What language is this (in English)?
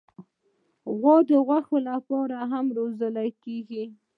Pashto